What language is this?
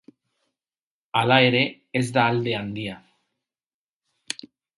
Basque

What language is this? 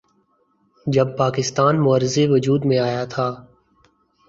Urdu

